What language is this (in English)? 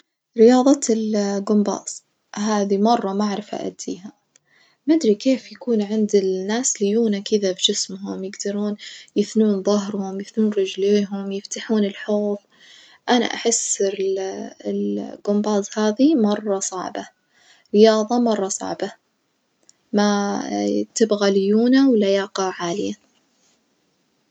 Najdi Arabic